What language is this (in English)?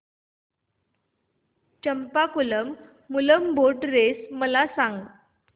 Marathi